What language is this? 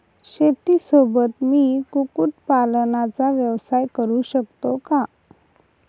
Marathi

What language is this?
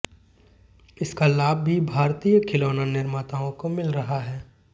Hindi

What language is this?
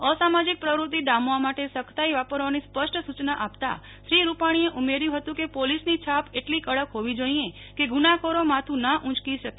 Gujarati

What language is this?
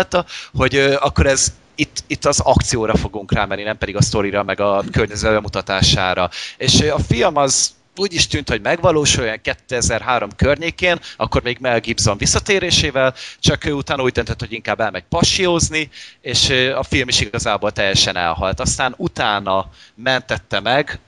Hungarian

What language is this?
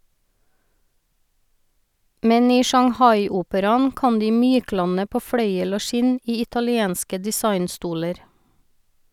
Norwegian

